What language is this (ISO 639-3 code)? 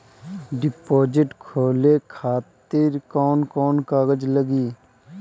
bho